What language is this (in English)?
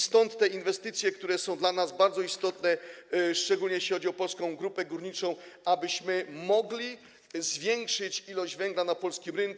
Polish